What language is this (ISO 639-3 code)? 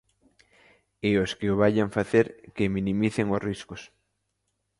glg